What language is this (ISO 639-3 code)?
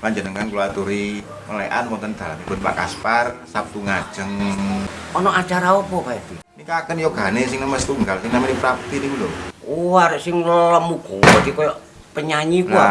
ind